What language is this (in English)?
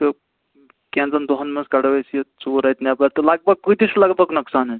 Kashmiri